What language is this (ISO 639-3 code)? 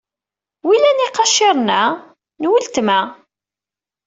kab